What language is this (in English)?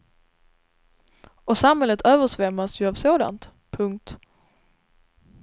Swedish